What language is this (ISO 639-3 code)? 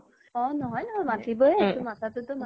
asm